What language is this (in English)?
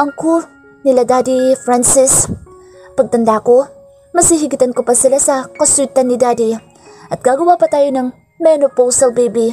Filipino